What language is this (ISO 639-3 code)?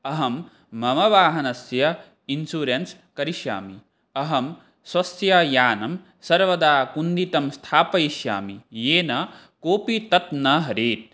san